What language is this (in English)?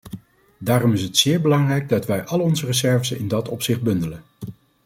Dutch